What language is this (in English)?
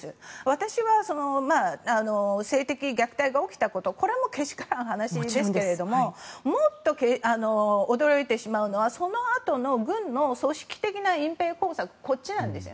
Japanese